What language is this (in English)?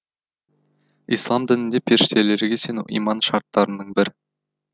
Kazakh